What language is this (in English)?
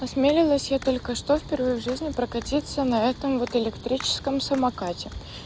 Russian